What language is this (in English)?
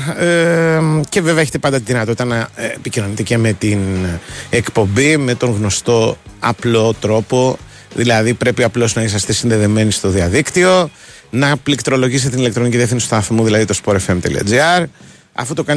Greek